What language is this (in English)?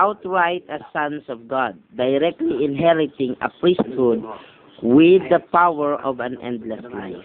Filipino